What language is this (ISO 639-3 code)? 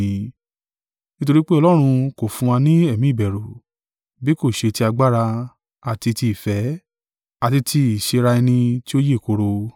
yor